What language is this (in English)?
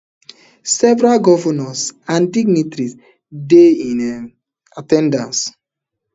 Nigerian Pidgin